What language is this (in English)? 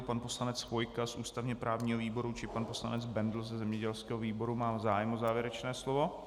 Czech